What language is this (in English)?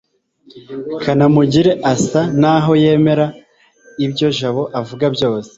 Kinyarwanda